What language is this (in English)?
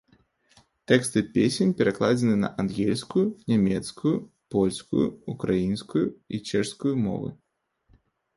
Belarusian